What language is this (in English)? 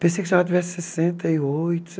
Portuguese